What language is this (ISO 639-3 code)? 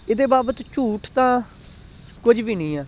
pan